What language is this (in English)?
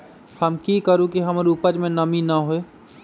Magahi